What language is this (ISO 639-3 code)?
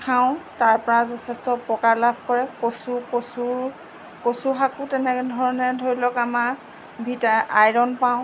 asm